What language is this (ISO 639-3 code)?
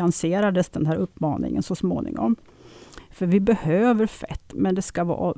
swe